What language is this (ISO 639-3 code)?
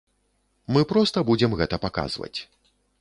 bel